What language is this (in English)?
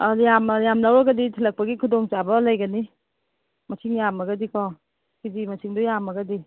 Manipuri